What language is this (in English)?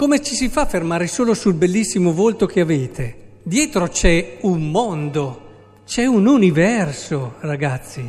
Italian